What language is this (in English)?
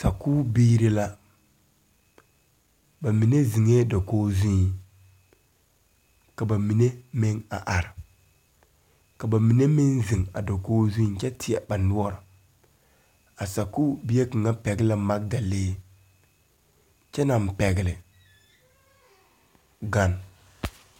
Southern Dagaare